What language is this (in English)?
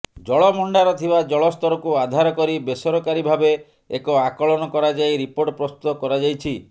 Odia